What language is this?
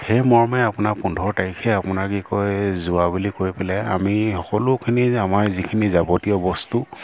Assamese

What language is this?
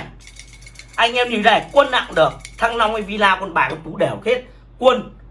Vietnamese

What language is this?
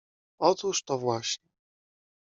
Polish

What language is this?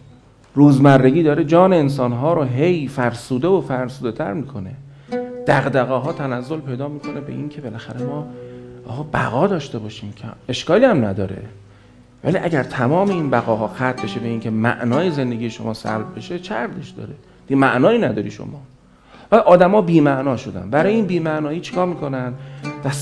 Persian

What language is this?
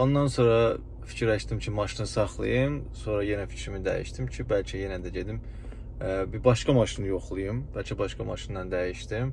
Turkish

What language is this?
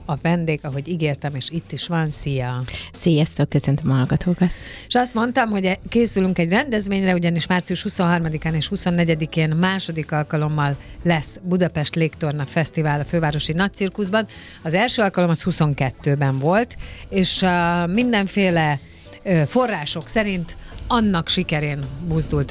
Hungarian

